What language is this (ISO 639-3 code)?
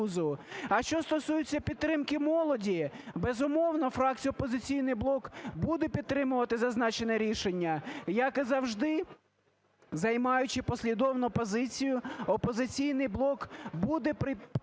ukr